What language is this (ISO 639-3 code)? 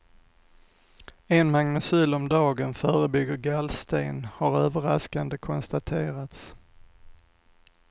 swe